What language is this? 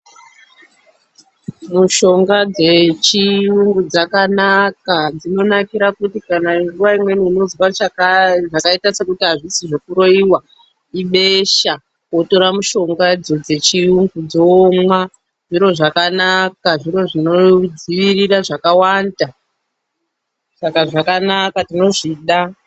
Ndau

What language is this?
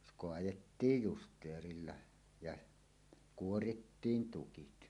Finnish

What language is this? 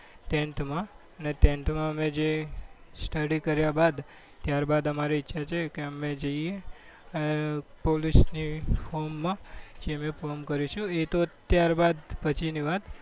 Gujarati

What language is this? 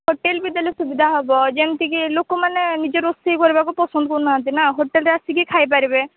Odia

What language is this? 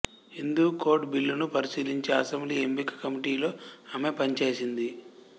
Telugu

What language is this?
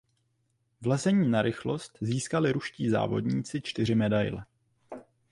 Czech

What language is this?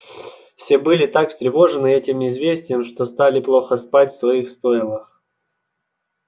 Russian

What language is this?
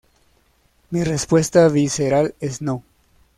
Spanish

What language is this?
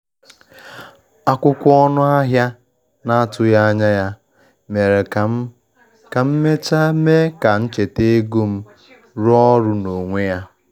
Igbo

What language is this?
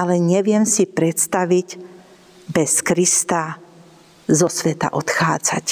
Slovak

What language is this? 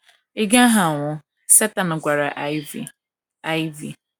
Igbo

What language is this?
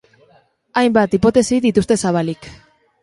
Basque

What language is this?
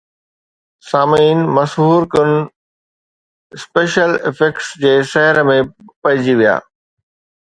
Sindhi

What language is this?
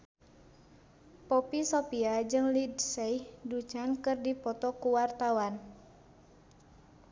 Sundanese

